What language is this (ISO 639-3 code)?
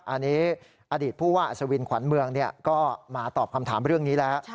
tha